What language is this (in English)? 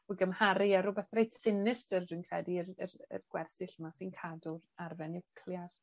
Welsh